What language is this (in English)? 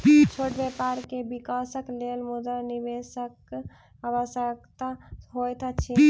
Maithili